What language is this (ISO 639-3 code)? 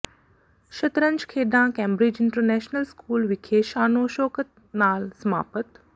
pan